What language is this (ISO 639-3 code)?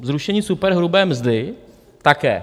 ces